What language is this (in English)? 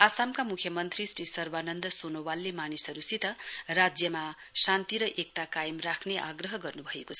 Nepali